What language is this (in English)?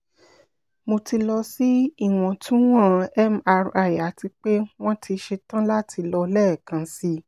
Yoruba